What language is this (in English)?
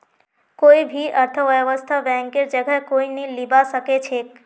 Magahi